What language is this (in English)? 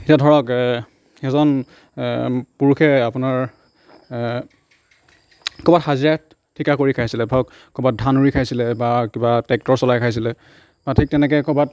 Assamese